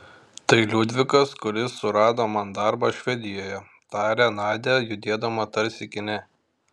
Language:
Lithuanian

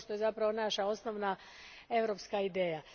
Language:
Croatian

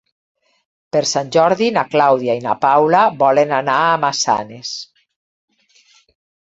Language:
Catalan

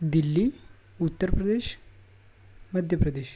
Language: Gujarati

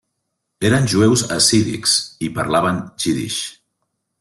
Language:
Catalan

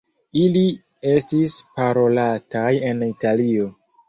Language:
Esperanto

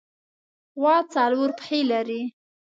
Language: Pashto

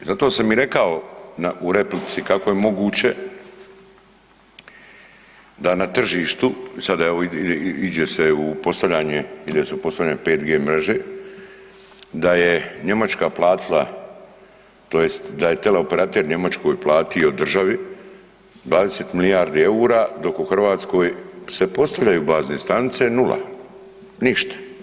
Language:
Croatian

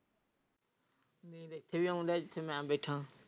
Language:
Punjabi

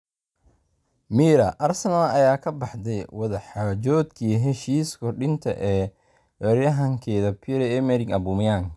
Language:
Somali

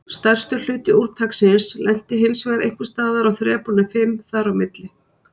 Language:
Icelandic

